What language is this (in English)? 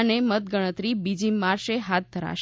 Gujarati